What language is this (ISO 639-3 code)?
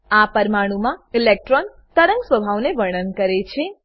guj